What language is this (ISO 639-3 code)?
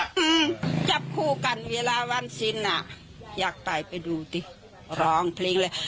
tha